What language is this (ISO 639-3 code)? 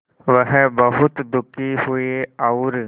hin